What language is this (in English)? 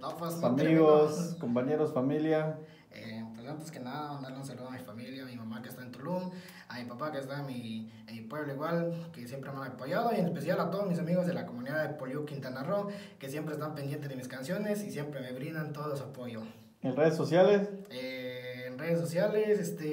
Spanish